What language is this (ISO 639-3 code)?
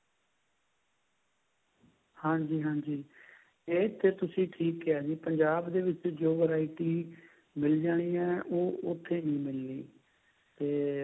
pan